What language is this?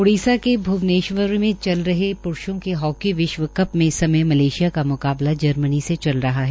Hindi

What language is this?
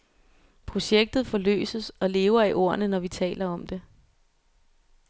Danish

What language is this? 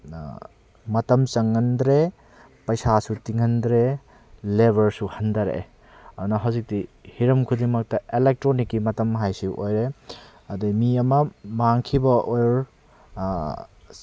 Manipuri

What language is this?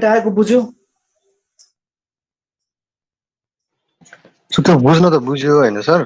Hindi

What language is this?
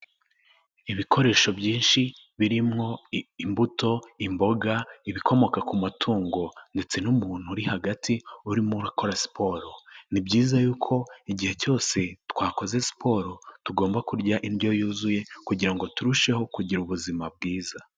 Kinyarwanda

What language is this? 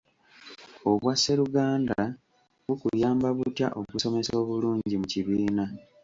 Ganda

